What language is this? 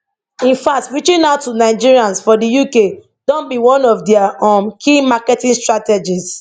Nigerian Pidgin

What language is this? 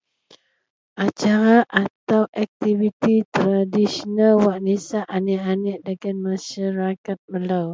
Central Melanau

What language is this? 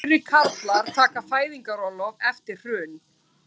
Icelandic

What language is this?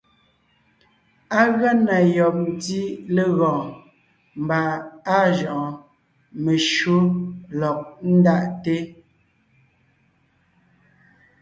Ngiemboon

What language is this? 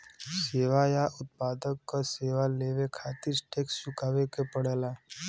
Bhojpuri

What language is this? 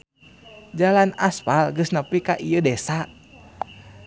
Sundanese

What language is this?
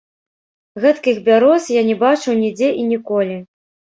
Belarusian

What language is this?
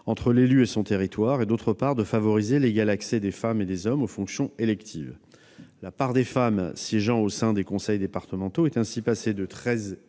French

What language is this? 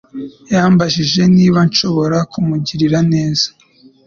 Kinyarwanda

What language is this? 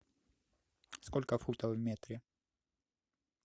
Russian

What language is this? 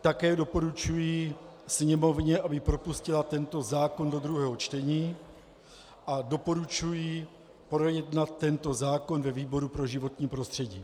Czech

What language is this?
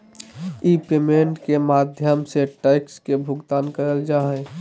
Magahi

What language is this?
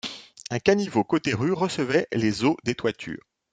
French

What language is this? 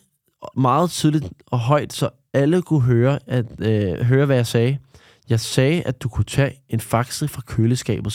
Danish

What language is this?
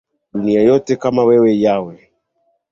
Swahili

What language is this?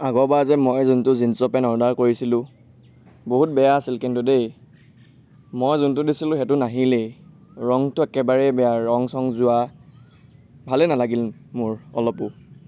Assamese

